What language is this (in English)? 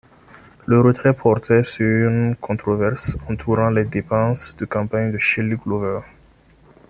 French